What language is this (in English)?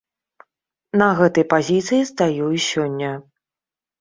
Belarusian